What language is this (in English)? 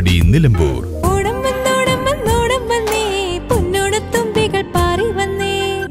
Malayalam